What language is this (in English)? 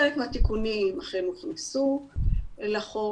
Hebrew